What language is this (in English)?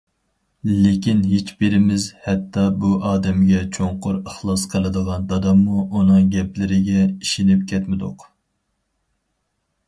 Uyghur